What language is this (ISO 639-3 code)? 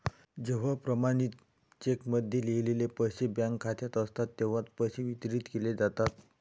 mar